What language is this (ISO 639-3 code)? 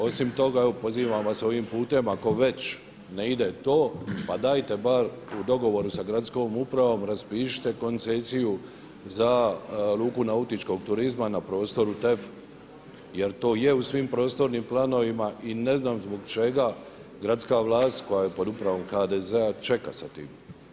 hrv